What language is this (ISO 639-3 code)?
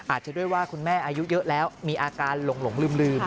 tha